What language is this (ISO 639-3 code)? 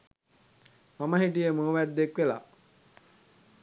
sin